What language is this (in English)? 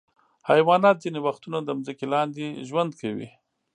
Pashto